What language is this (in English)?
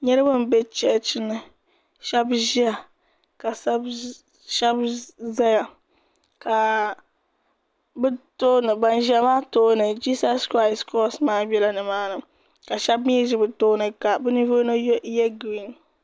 Dagbani